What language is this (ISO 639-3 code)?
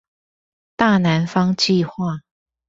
zho